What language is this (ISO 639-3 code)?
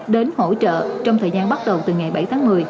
vie